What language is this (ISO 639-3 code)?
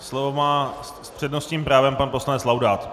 ces